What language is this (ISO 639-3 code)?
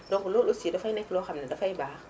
wol